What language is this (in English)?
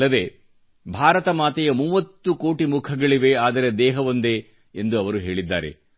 Kannada